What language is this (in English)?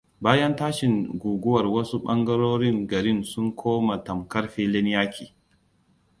Hausa